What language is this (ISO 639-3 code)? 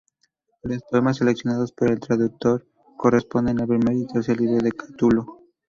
spa